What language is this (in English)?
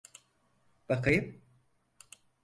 Turkish